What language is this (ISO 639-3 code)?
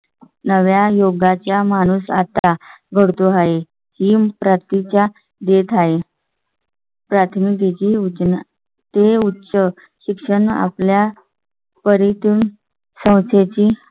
mar